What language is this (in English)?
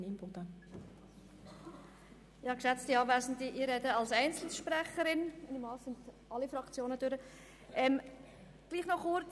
Swiss German